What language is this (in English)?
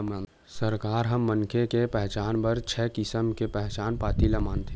Chhattisgarhi